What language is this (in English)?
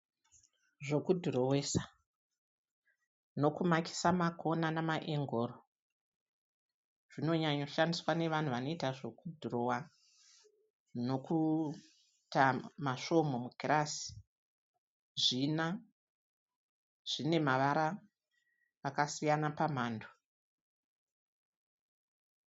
Shona